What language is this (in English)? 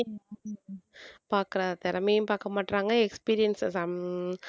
Tamil